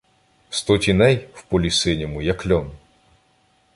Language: Ukrainian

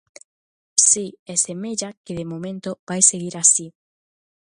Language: Galician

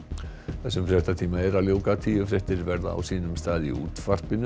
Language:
Icelandic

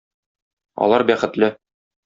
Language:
Tatar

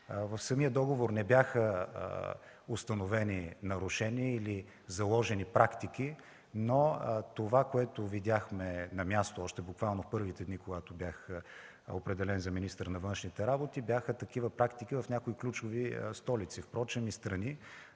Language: Bulgarian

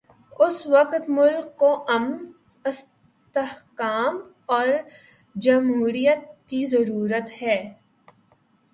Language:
Urdu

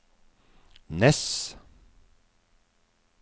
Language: Norwegian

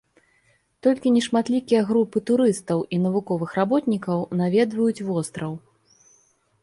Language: Belarusian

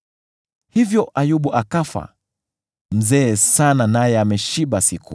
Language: Swahili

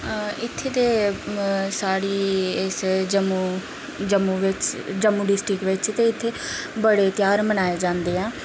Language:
Dogri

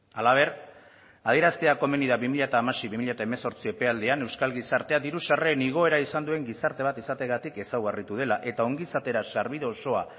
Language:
Basque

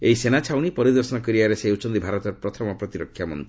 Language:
Odia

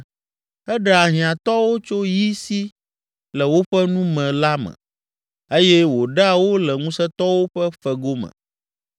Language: Ewe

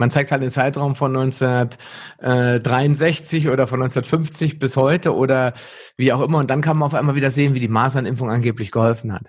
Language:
German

